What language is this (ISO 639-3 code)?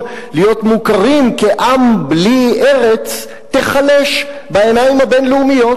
heb